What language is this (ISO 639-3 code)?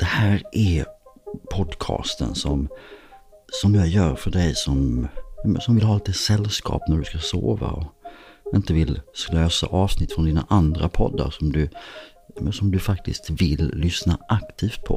swe